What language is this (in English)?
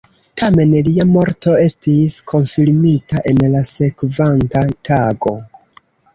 Esperanto